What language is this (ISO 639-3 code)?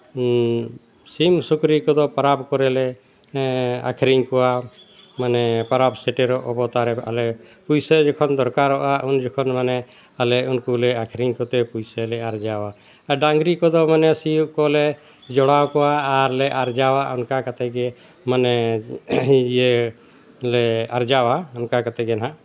sat